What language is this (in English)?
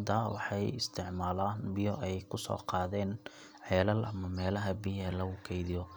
Somali